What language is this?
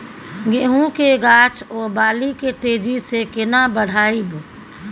Maithili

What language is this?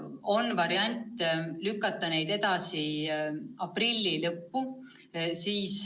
Estonian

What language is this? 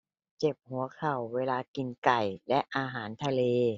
Thai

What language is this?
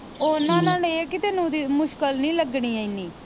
Punjabi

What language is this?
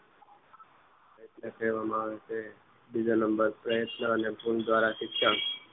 Gujarati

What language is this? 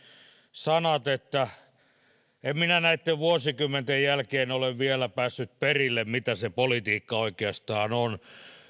Finnish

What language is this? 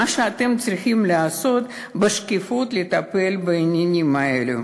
Hebrew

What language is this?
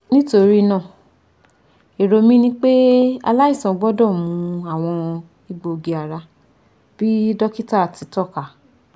Yoruba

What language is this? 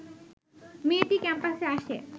Bangla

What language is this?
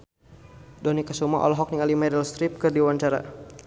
Sundanese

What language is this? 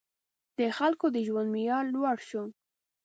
Pashto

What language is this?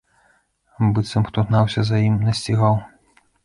Belarusian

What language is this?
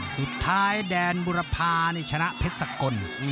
Thai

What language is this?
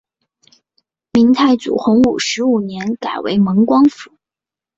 Chinese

